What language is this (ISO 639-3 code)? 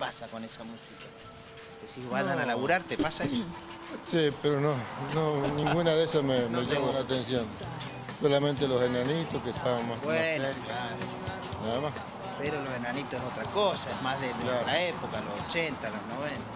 spa